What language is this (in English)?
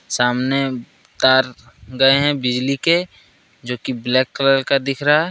Hindi